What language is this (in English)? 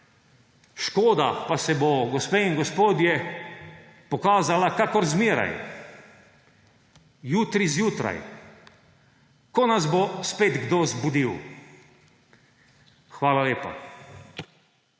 Slovenian